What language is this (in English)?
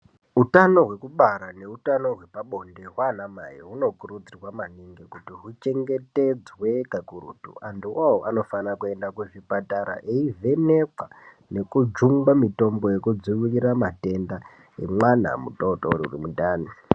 Ndau